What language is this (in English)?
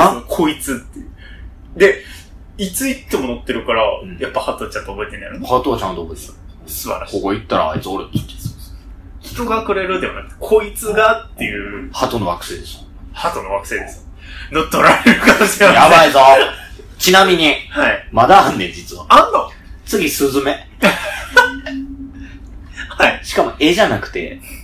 Japanese